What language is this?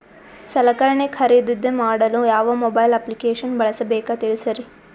Kannada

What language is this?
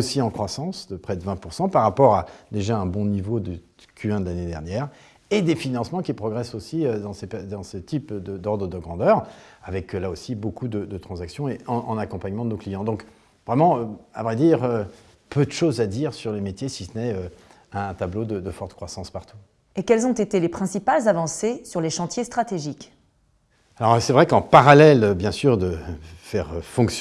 French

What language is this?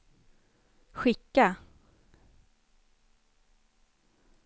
Swedish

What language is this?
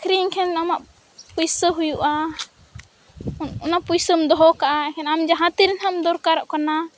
Santali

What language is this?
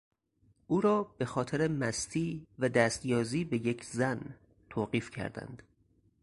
Persian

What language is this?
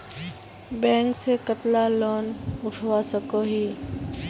Magahi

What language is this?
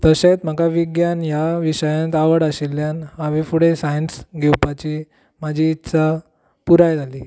Konkani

